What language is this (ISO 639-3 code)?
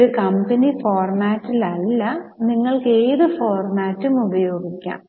mal